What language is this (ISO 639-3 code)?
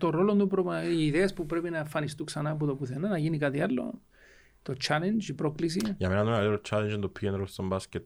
ell